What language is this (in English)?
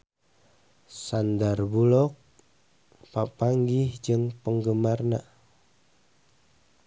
Sundanese